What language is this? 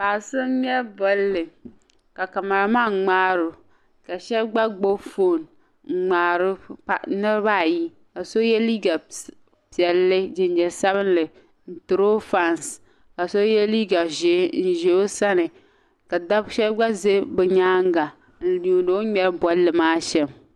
Dagbani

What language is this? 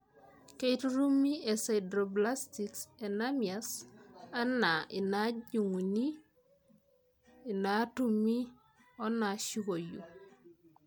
Masai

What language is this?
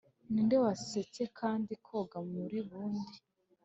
Kinyarwanda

